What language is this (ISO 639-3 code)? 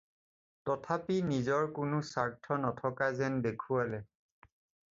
asm